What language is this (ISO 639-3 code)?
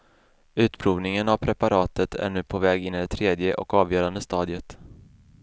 swe